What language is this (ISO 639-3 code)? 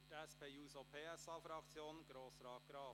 gsw